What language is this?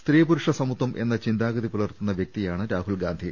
Malayalam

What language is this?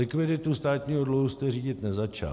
Czech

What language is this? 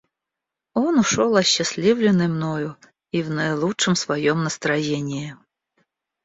Russian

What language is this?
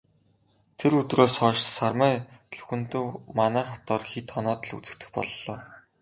Mongolian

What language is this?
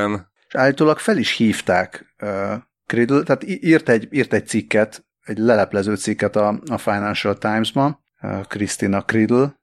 Hungarian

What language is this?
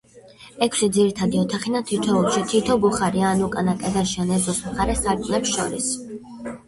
Georgian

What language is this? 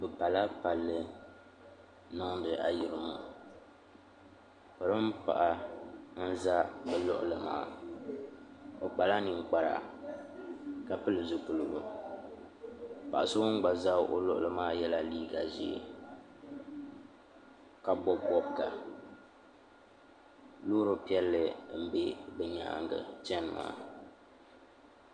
Dagbani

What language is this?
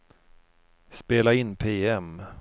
Swedish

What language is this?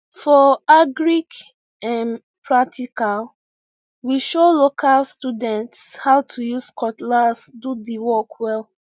Nigerian Pidgin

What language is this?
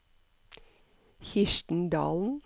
Norwegian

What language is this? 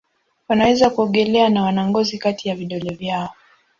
Swahili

